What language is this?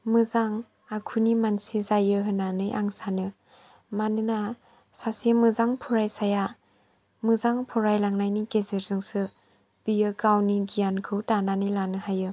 Bodo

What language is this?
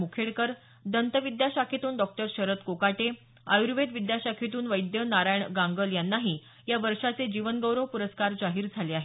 Marathi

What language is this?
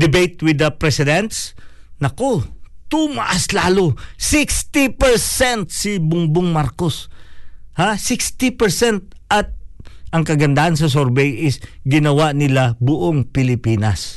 Filipino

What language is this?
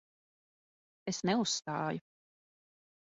Latvian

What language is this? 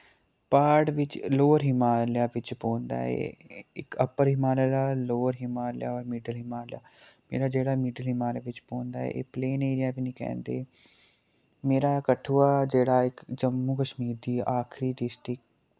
Dogri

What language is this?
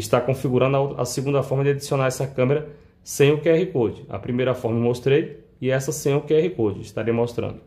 Portuguese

